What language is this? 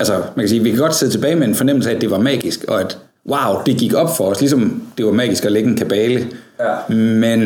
Danish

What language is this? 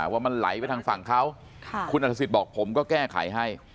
Thai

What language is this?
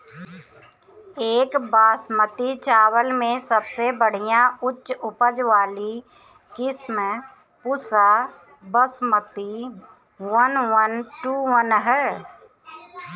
Bhojpuri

